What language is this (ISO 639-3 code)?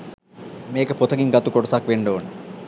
sin